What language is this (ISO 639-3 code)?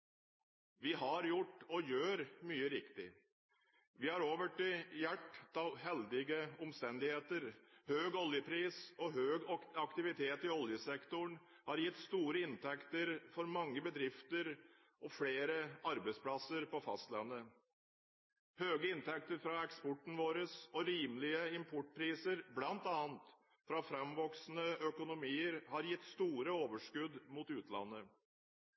nob